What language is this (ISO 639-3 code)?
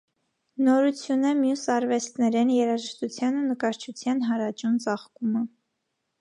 hye